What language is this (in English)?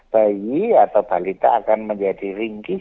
Indonesian